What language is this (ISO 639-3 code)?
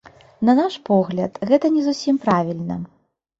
bel